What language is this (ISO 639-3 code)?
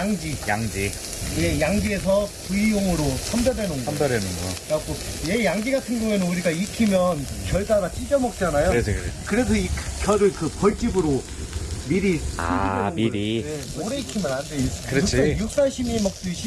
kor